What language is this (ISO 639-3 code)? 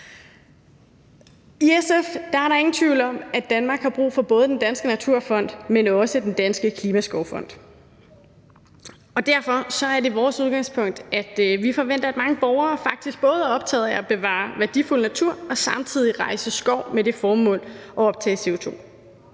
dan